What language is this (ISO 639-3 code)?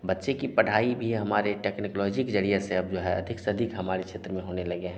hin